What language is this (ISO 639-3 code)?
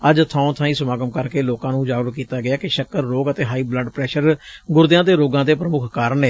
pan